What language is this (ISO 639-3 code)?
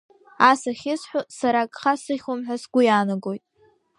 abk